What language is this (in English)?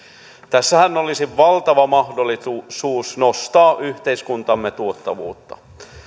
Finnish